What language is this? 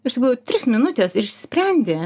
Lithuanian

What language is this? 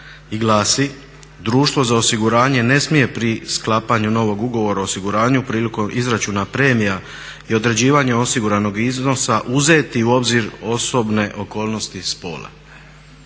Croatian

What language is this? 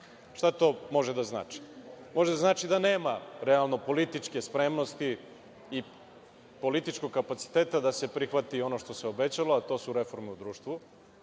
Serbian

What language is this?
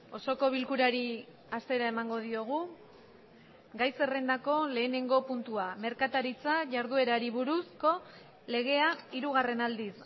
Basque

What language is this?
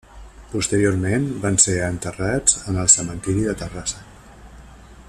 Catalan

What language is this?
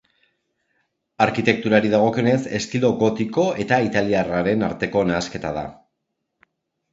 Basque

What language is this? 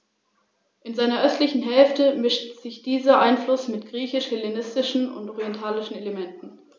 German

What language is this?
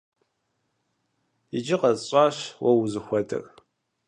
Kabardian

